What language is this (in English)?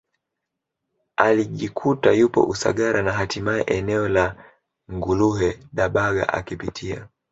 Swahili